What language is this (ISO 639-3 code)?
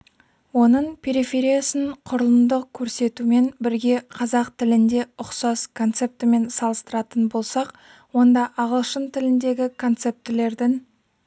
kaz